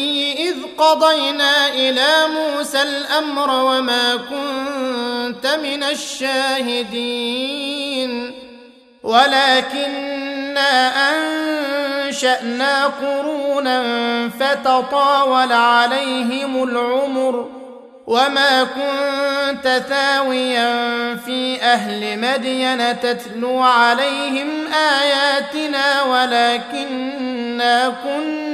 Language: Arabic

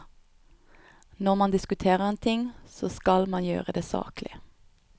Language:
Norwegian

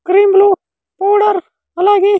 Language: Telugu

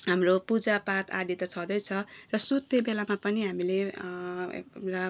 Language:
Nepali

